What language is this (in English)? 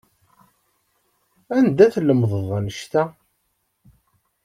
Kabyle